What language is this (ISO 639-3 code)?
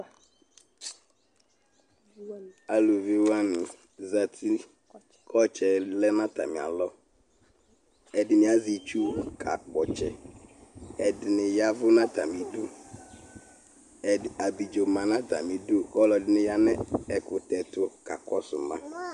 kpo